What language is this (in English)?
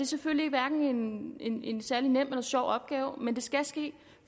Danish